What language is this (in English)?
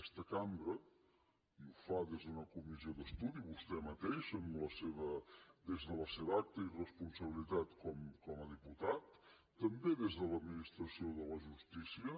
Catalan